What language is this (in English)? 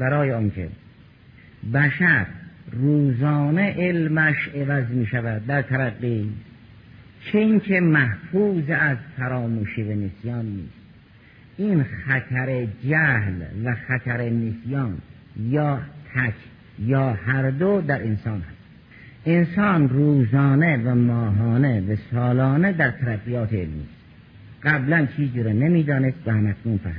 Persian